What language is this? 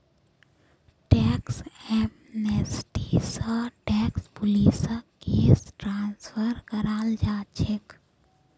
Magahi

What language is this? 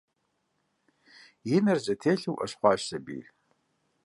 Kabardian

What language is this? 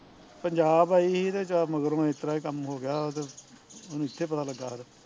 Punjabi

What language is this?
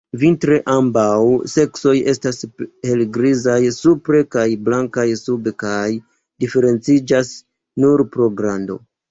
Esperanto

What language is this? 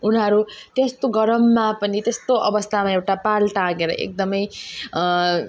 Nepali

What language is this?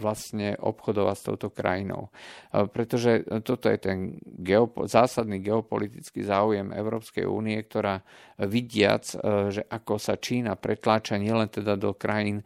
Slovak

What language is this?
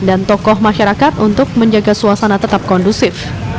Indonesian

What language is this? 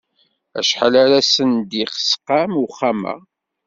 Kabyle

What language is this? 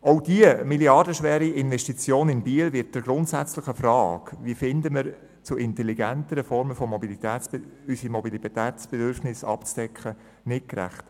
Swiss German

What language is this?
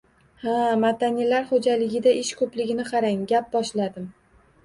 Uzbek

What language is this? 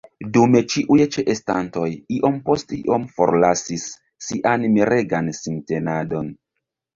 Esperanto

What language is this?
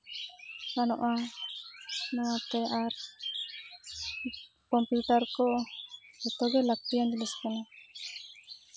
Santali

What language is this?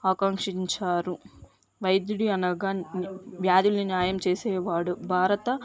Telugu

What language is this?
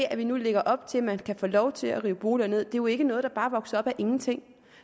Danish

